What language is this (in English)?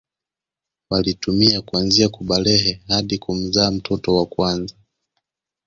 Swahili